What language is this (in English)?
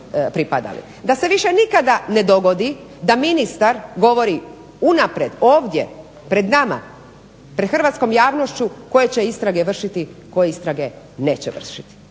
Croatian